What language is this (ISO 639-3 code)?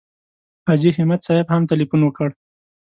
pus